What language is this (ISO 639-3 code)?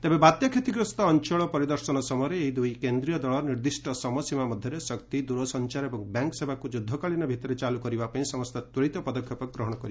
ori